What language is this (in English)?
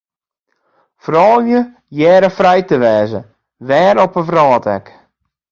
Western Frisian